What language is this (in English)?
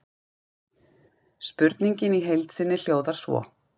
Icelandic